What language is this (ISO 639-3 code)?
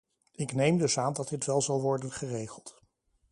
nld